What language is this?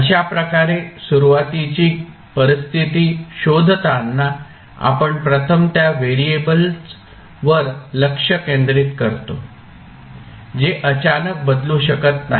Marathi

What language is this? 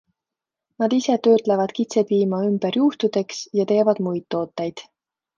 Estonian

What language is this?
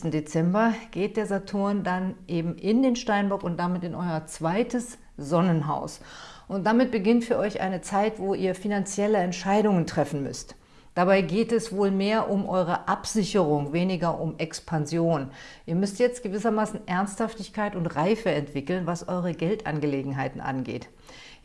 German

